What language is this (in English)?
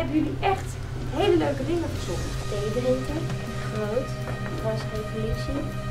Dutch